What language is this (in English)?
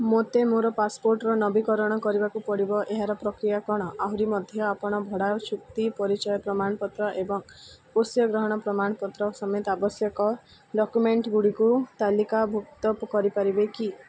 Odia